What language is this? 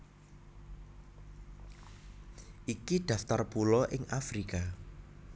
Javanese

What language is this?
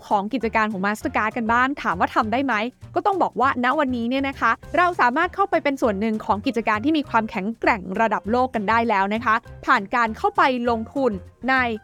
Thai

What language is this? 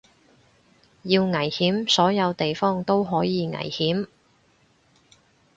Cantonese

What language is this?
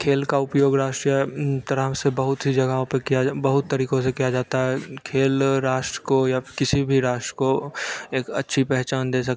Hindi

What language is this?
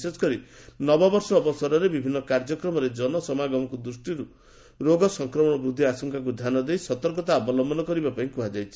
Odia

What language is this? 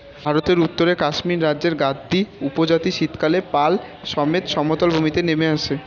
Bangla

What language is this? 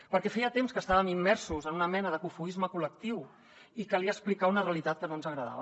Catalan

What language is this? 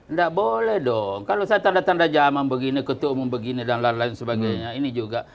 Indonesian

